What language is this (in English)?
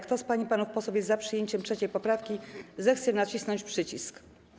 Polish